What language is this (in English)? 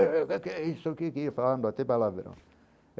Portuguese